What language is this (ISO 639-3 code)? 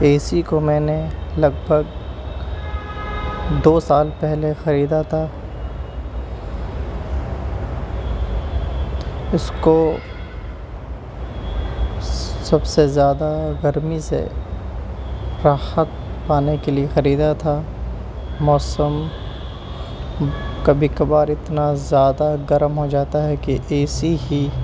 urd